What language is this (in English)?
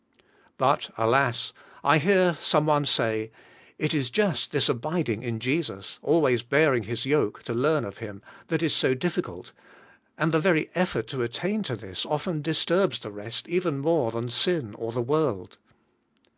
English